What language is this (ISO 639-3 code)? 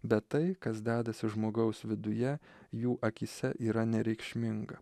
lit